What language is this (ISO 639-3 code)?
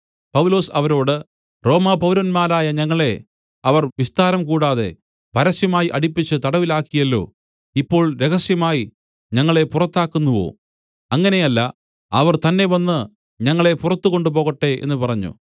mal